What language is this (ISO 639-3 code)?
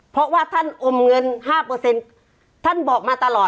tha